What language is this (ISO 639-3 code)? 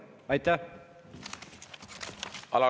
est